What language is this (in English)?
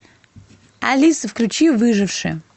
Russian